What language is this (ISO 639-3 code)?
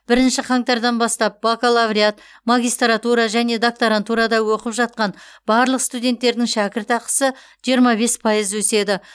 kaz